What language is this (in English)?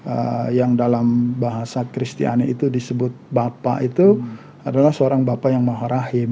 Indonesian